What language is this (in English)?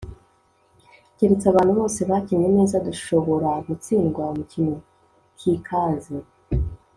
Kinyarwanda